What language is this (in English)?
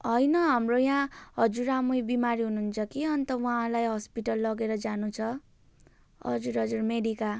Nepali